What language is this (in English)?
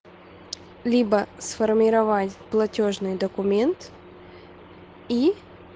Russian